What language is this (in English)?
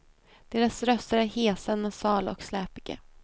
Swedish